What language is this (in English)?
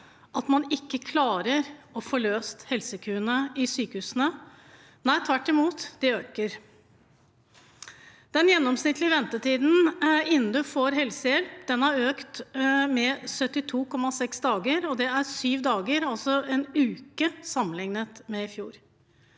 Norwegian